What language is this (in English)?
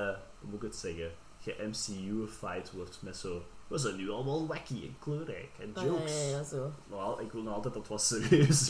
Dutch